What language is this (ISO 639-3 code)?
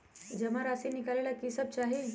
mag